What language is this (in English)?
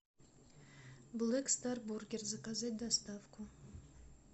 Russian